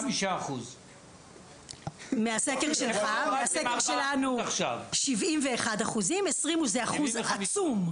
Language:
Hebrew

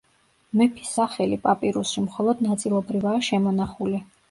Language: Georgian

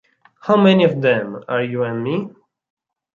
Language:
Italian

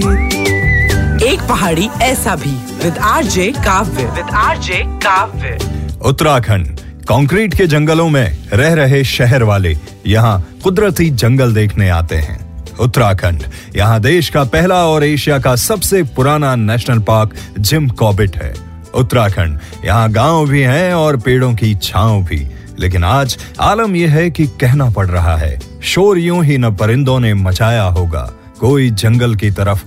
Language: Hindi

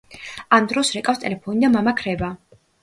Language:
Georgian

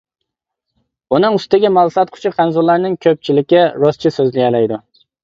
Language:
Uyghur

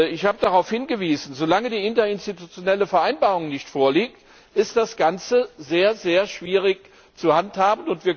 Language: German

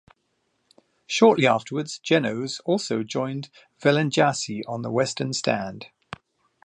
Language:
English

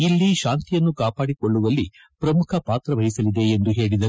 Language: Kannada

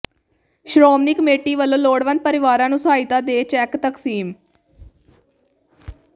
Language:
Punjabi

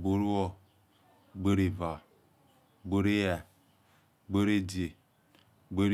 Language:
Yekhee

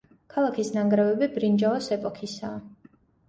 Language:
Georgian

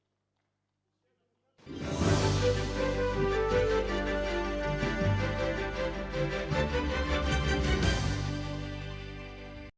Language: Ukrainian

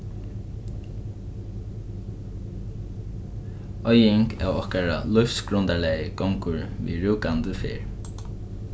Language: Faroese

